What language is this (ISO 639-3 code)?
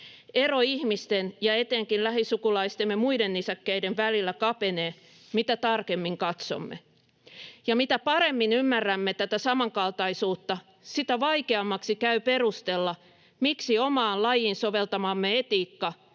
fin